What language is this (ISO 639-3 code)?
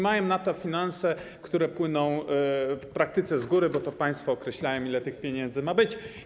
pol